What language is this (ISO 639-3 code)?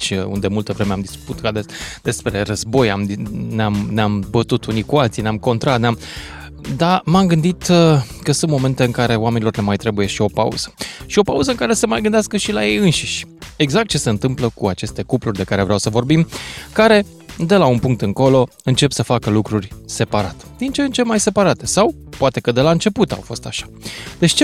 ron